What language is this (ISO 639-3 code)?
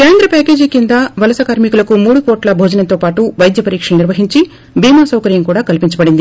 tel